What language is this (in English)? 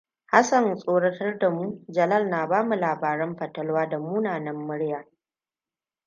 Hausa